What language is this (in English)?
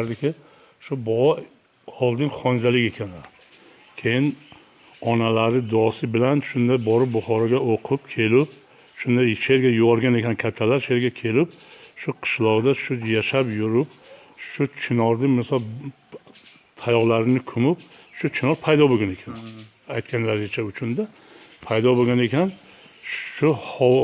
Turkish